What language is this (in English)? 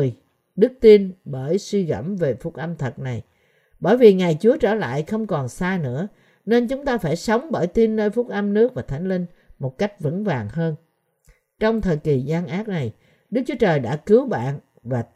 Vietnamese